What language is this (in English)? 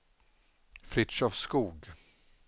Swedish